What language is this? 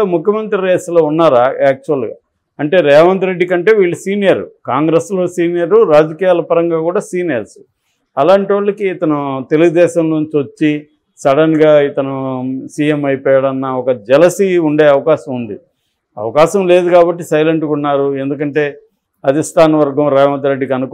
Telugu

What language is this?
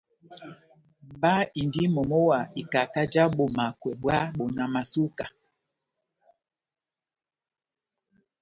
Batanga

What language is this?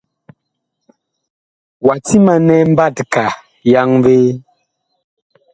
Bakoko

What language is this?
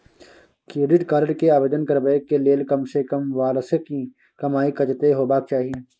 Maithili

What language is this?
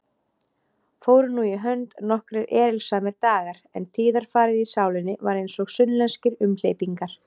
Icelandic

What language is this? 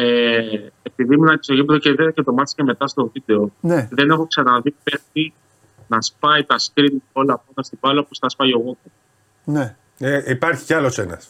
Greek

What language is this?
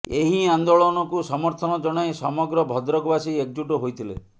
Odia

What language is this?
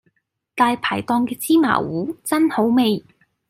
Cantonese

